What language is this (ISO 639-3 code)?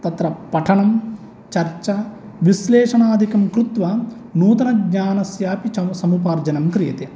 san